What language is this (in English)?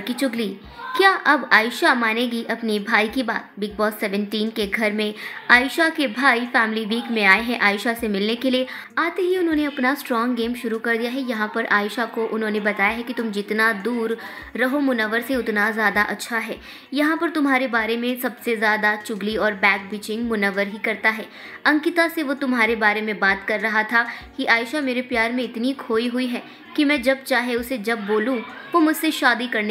Hindi